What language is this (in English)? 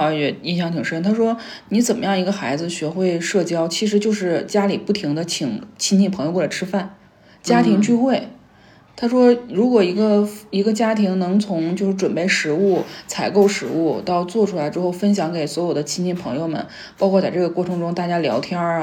Chinese